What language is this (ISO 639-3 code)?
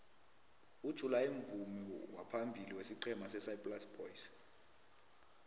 nbl